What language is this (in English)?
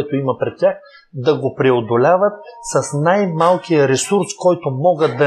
Bulgarian